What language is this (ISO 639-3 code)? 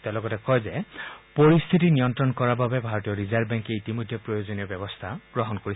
asm